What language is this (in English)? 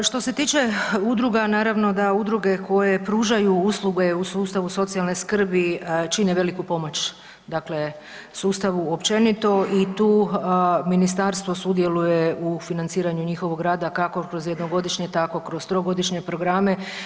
Croatian